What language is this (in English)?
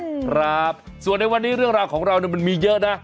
Thai